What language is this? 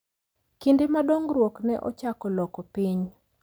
Luo (Kenya and Tanzania)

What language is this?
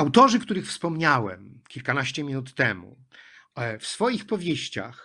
Polish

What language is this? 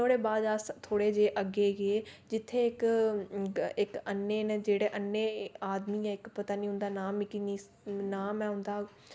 Dogri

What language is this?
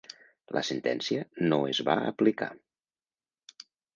Catalan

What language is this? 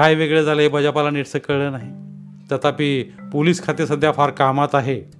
Marathi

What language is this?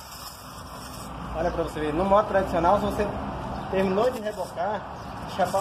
Portuguese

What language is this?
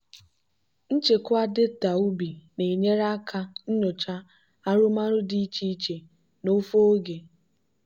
Igbo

